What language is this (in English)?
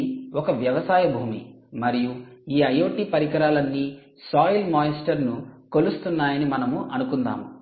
Telugu